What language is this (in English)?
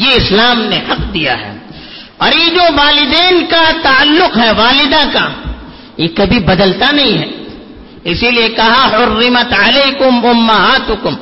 Urdu